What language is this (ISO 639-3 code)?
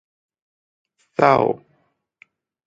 tha